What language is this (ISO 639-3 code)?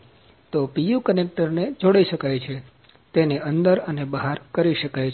guj